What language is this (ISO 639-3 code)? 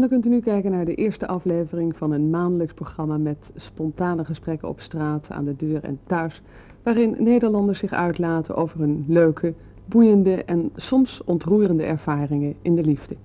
nld